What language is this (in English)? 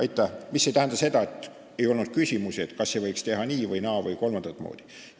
Estonian